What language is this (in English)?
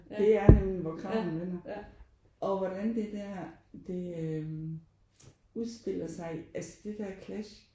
Danish